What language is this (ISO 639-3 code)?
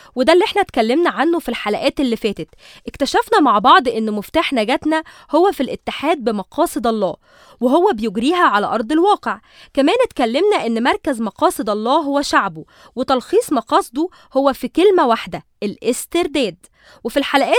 ara